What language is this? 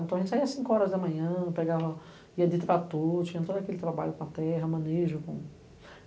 Portuguese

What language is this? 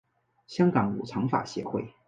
Chinese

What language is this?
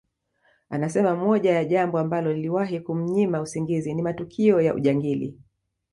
Swahili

